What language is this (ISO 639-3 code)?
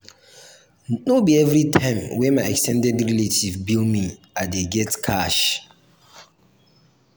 pcm